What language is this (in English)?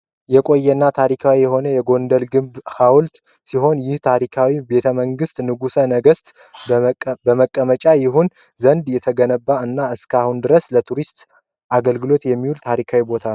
Amharic